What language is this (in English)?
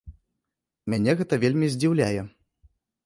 Belarusian